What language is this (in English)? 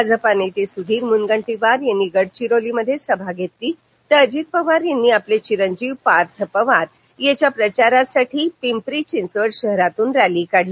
Marathi